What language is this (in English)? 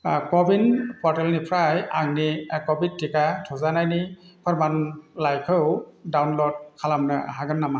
Bodo